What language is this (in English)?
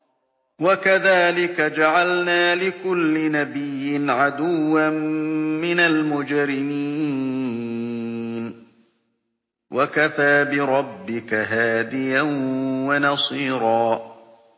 Arabic